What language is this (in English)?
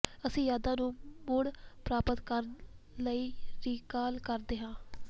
Punjabi